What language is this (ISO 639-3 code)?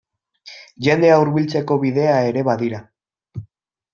eus